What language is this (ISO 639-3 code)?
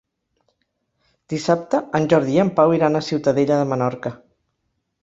cat